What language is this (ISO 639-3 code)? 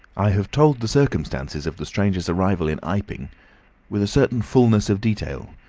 eng